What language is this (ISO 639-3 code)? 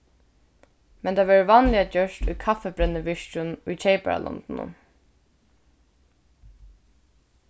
fao